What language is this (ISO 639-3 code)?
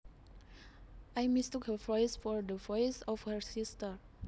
jav